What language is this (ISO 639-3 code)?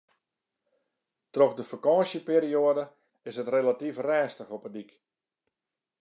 fry